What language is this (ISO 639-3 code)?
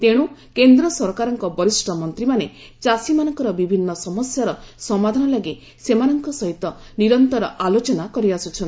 ori